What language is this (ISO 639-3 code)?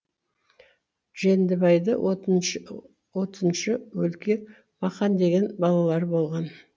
kaz